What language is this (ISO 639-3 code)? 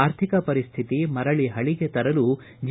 kan